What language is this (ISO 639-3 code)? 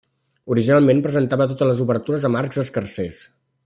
cat